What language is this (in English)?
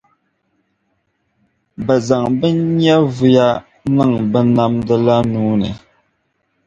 Dagbani